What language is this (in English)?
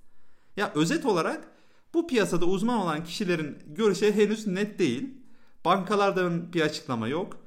Turkish